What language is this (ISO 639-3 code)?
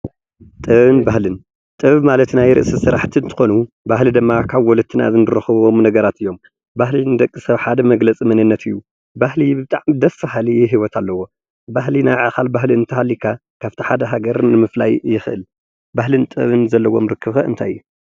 tir